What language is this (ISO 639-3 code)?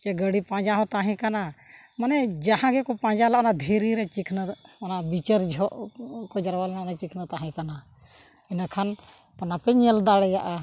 sat